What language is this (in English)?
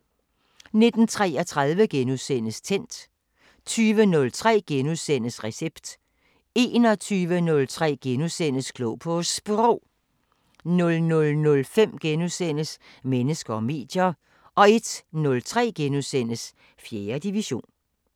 Danish